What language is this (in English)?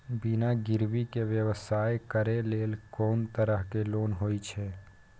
Maithili